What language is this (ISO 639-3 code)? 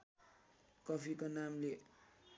nep